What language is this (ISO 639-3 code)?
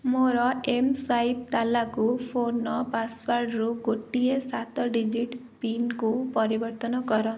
ori